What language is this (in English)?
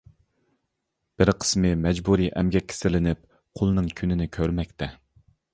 Uyghur